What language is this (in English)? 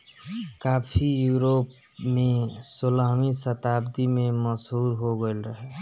Bhojpuri